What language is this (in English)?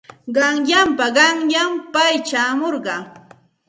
Santa Ana de Tusi Pasco Quechua